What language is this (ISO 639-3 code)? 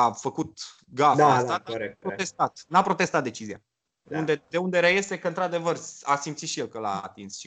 ron